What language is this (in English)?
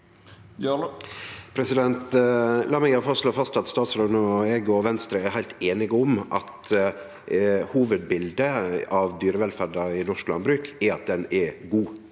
Norwegian